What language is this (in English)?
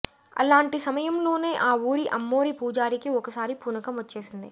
Telugu